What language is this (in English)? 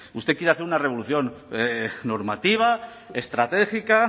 Spanish